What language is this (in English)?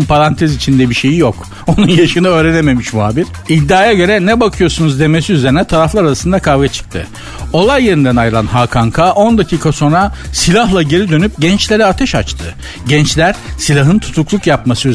Turkish